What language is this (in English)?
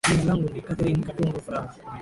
Swahili